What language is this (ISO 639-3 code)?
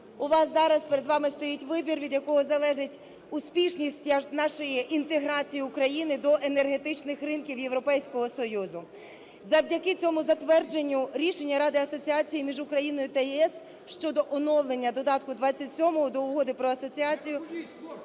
ukr